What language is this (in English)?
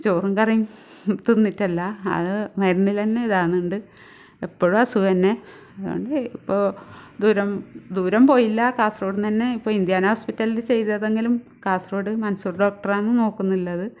Malayalam